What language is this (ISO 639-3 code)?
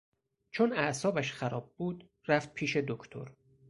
fas